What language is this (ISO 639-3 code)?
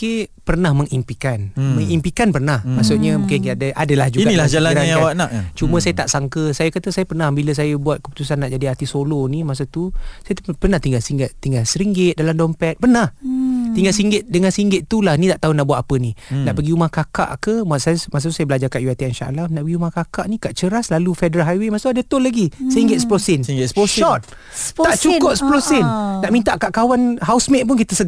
msa